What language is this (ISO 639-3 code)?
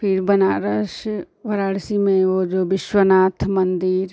hin